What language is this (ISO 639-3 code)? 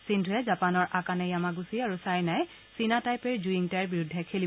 asm